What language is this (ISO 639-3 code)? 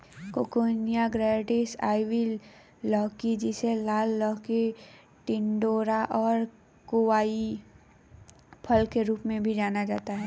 hin